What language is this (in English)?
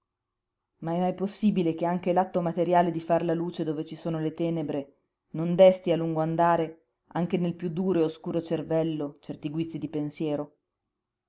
Italian